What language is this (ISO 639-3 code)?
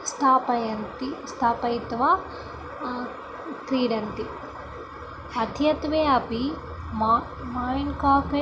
san